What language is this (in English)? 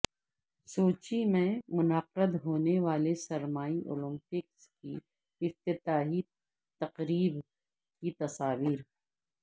Urdu